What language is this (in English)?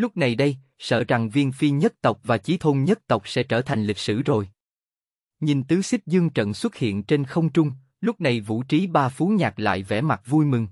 Vietnamese